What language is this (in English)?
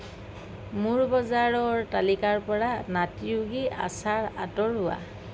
Assamese